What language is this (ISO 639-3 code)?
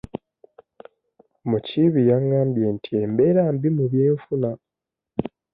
lug